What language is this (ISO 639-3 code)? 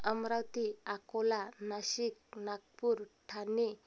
mar